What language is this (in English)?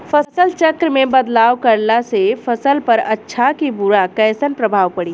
Bhojpuri